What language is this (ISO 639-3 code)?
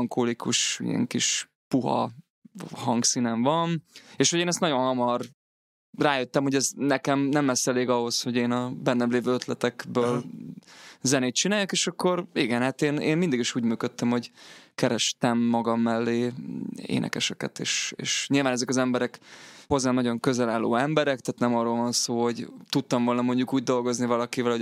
hun